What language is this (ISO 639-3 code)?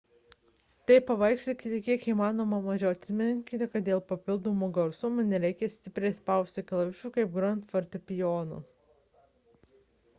lit